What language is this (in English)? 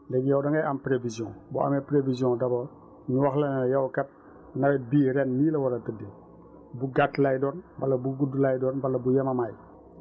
Wolof